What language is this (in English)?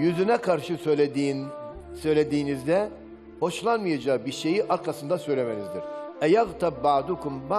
Turkish